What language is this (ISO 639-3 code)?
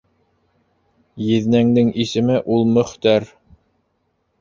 bak